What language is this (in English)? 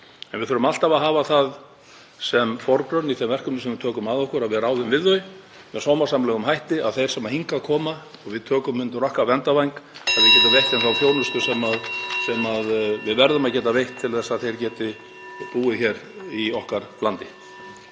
Icelandic